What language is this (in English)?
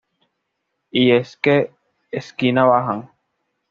Spanish